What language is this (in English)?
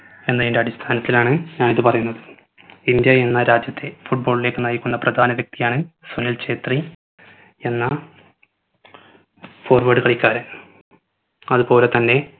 Malayalam